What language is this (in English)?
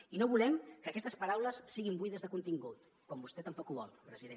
Catalan